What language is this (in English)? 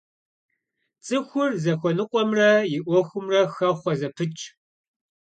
Kabardian